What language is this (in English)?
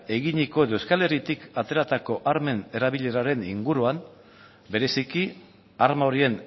Basque